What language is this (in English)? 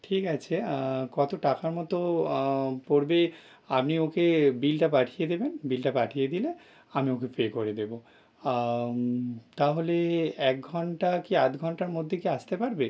Bangla